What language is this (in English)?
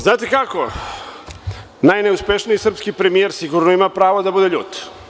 Serbian